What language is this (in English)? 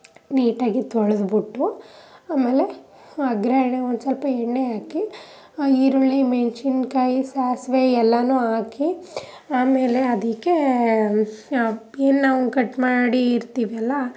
Kannada